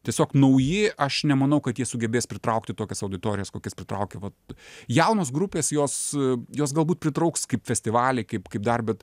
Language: Lithuanian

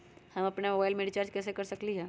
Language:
Magahi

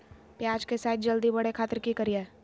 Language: Magahi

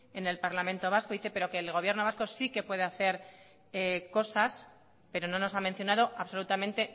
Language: Spanish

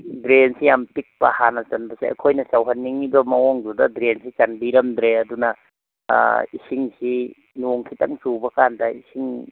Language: Manipuri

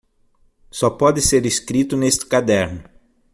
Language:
Portuguese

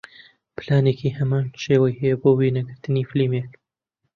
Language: Central Kurdish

